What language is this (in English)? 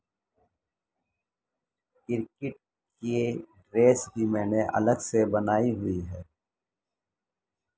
Urdu